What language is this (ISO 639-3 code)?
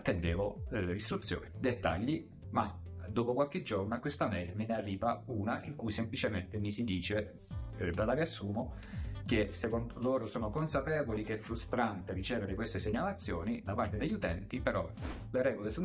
ita